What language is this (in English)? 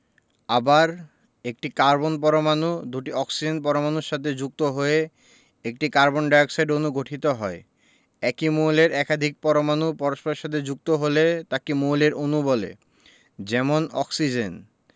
Bangla